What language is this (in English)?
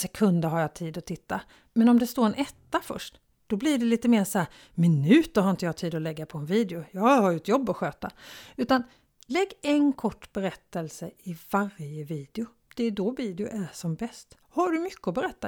Swedish